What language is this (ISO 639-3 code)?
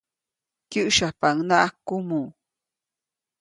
zoc